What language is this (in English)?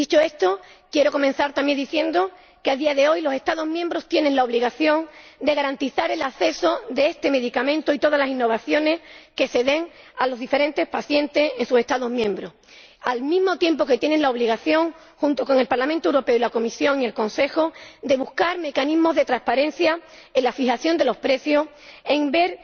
Spanish